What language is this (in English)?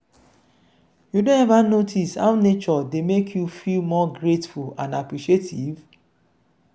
Nigerian Pidgin